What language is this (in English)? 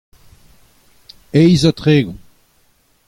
Breton